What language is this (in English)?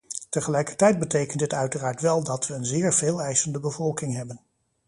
Dutch